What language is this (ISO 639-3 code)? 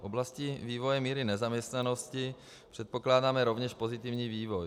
ces